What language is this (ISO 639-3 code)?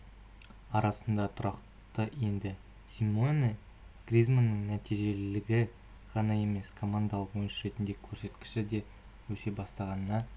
kaz